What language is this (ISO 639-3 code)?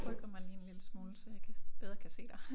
dan